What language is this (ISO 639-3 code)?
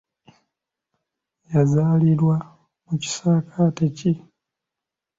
lug